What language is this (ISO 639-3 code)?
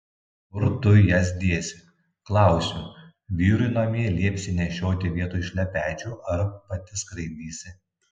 lit